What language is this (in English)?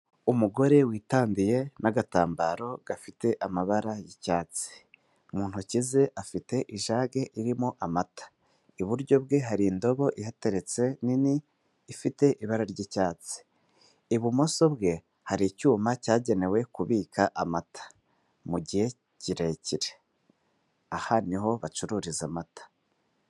Kinyarwanda